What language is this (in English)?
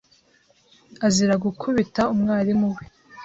Kinyarwanda